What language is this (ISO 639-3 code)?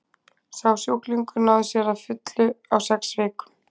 isl